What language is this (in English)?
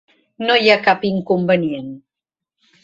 Catalan